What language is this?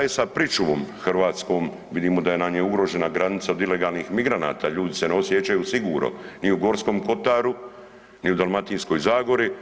Croatian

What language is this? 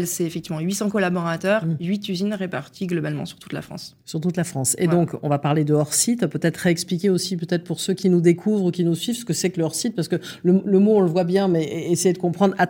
French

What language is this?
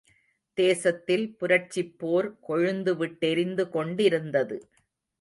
Tamil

